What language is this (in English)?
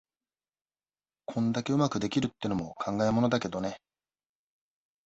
Japanese